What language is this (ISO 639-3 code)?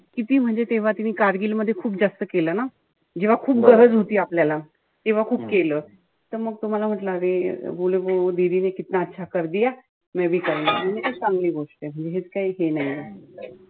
mar